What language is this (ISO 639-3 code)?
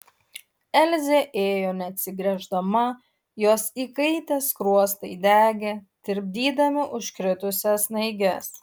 lit